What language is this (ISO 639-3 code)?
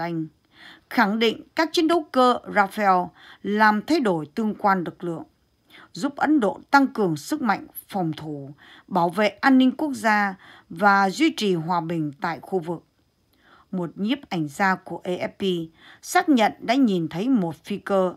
vie